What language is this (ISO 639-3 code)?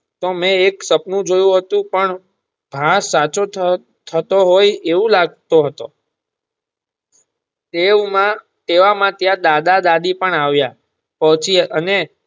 guj